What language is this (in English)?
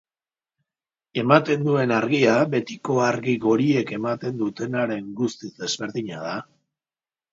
Basque